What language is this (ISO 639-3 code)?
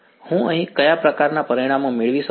guj